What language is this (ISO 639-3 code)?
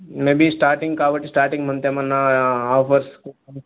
tel